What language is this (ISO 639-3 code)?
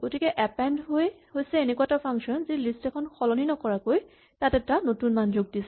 asm